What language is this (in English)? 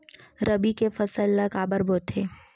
Chhattisgarhi